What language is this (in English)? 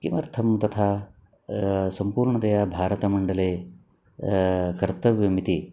Sanskrit